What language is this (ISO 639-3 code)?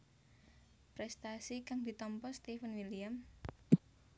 jav